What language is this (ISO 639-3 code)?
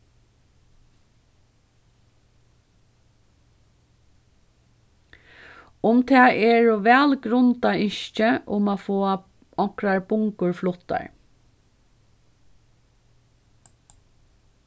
fao